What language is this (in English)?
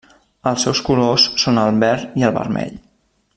Catalan